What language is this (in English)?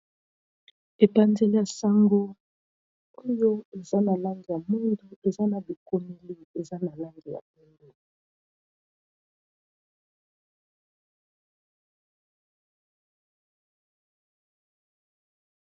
Lingala